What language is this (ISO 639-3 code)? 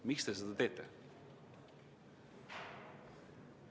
est